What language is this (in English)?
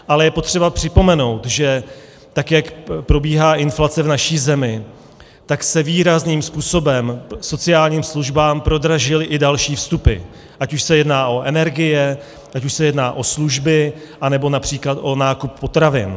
Czech